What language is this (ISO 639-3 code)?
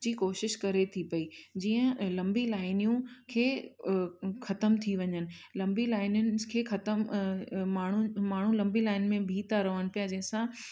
snd